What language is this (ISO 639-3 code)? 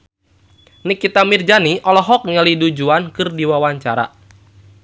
sun